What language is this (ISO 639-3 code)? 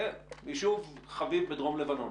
heb